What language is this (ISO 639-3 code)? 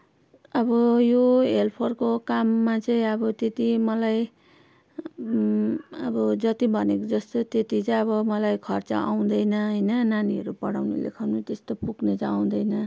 nep